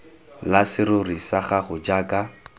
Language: Tswana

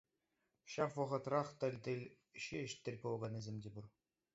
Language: Chuvash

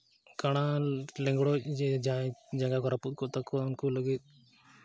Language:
Santali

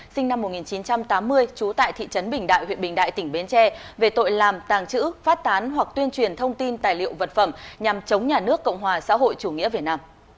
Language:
Vietnamese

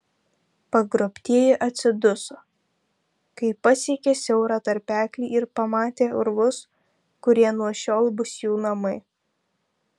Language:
Lithuanian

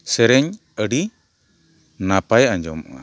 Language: Santali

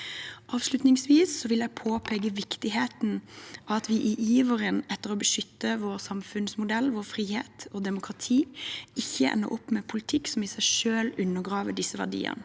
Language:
Norwegian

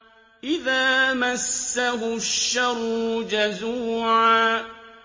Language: Arabic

